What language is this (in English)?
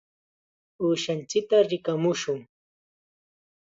Chiquián Ancash Quechua